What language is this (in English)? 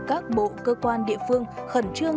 Vietnamese